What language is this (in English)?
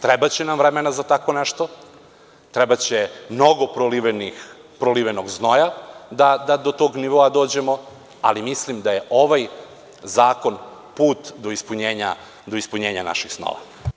Serbian